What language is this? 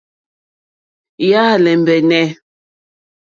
Mokpwe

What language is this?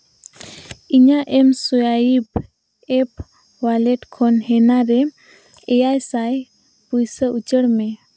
Santali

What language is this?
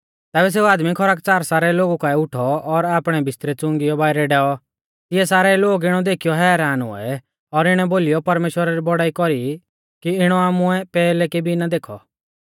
Mahasu Pahari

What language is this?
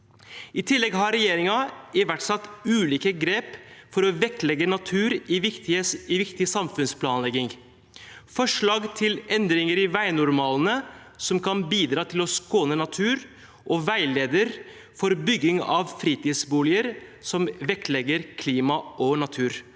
Norwegian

